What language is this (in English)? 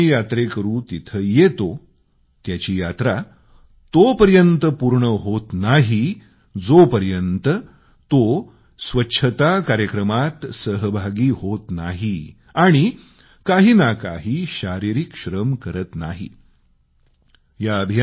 Marathi